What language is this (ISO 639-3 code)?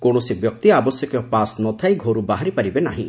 ori